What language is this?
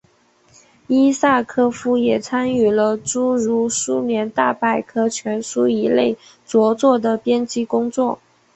Chinese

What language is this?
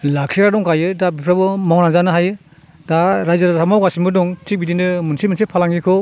Bodo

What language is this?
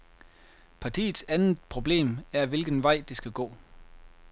Danish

